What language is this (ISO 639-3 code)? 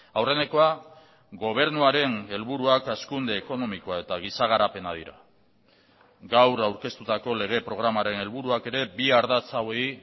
eus